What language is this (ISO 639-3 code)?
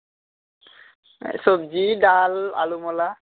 ben